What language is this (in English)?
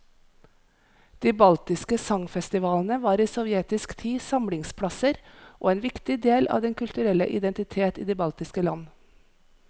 Norwegian